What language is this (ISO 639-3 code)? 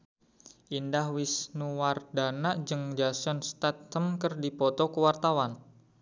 sun